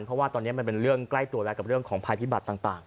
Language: Thai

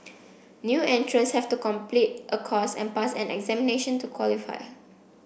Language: English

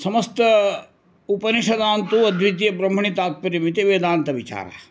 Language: Sanskrit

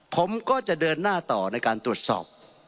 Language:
Thai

